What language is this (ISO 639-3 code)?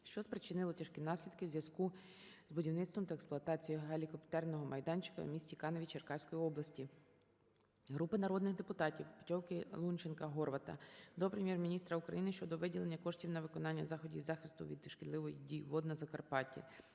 ukr